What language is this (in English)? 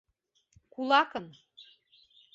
Mari